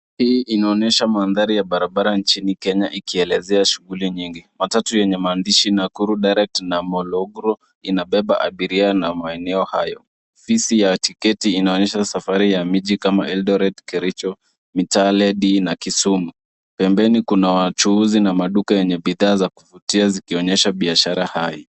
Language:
Swahili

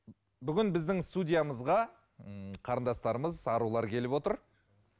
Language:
Kazakh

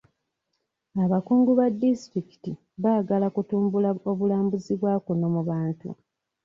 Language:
Ganda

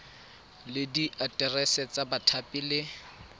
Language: Tswana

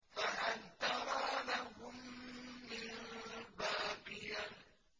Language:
Arabic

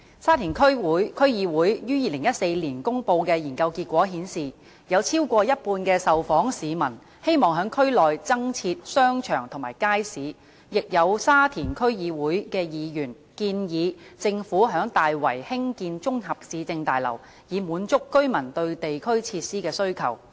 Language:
Cantonese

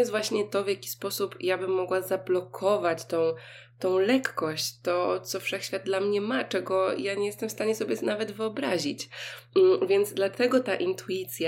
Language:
Polish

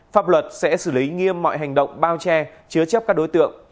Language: Vietnamese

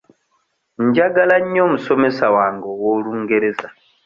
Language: Ganda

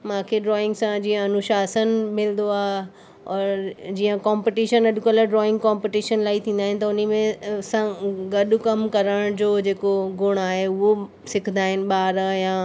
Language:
Sindhi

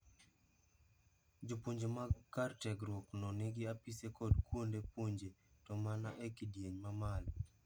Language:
Luo (Kenya and Tanzania)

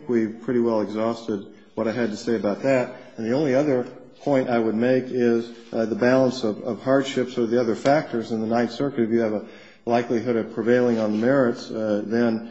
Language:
English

